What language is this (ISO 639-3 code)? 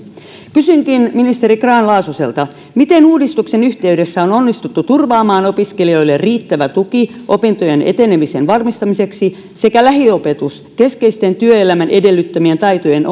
fin